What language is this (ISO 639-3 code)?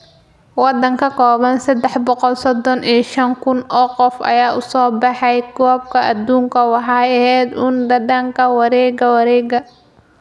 som